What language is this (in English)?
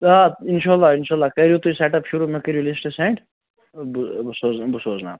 Kashmiri